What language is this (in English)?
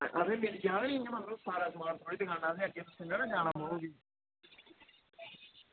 Dogri